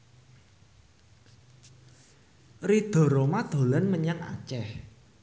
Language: Javanese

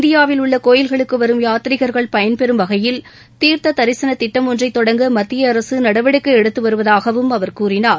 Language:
Tamil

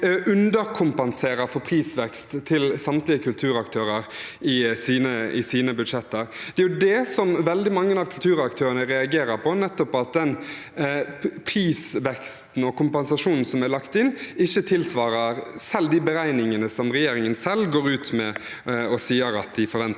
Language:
Norwegian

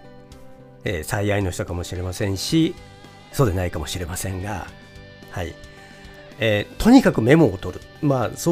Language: Japanese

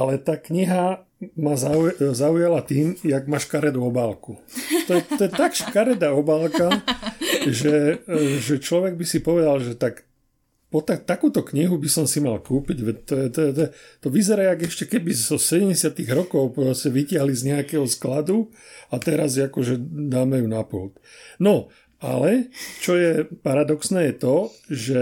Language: Slovak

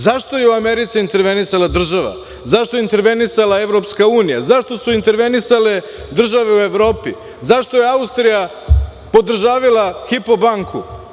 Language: Serbian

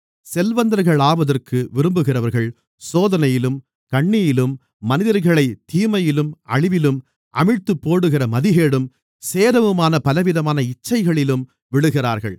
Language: Tamil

